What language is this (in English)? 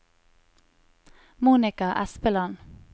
Norwegian